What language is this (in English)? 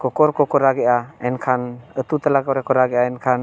Santali